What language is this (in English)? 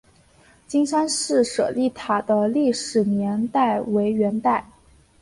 Chinese